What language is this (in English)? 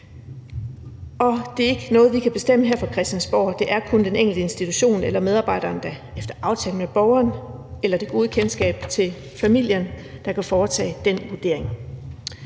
Danish